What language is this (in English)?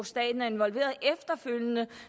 Danish